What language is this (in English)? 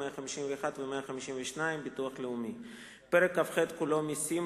Hebrew